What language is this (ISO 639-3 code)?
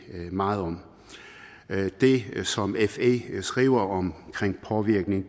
dan